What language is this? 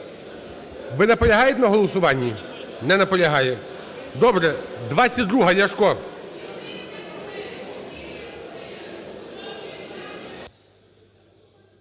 Ukrainian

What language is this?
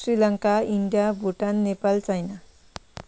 Nepali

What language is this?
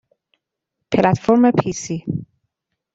Persian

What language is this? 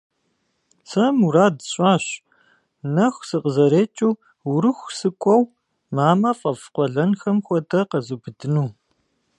Kabardian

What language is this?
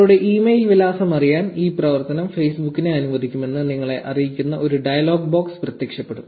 Malayalam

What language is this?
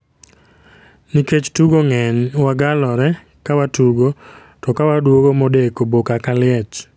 Luo (Kenya and Tanzania)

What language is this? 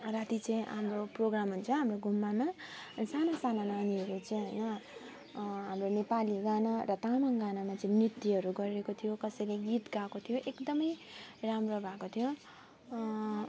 Nepali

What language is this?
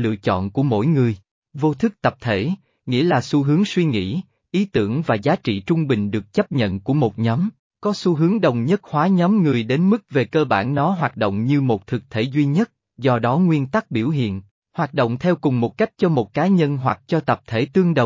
Vietnamese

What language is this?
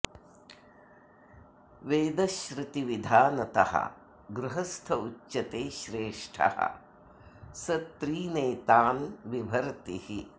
Sanskrit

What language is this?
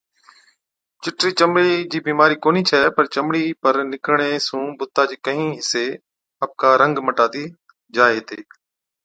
Od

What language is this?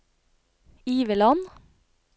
Norwegian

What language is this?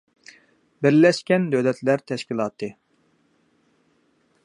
Uyghur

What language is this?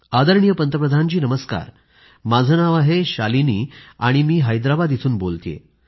Marathi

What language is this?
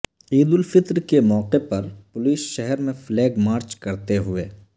Urdu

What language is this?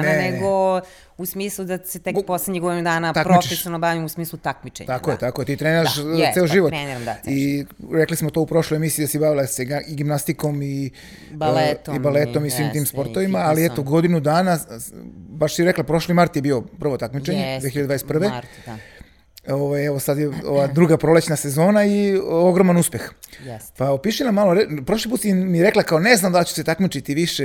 Croatian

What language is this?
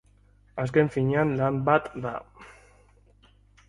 Basque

